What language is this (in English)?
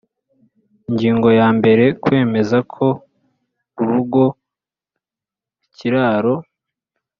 Kinyarwanda